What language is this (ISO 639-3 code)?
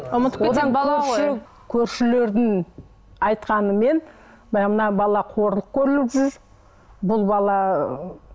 kaz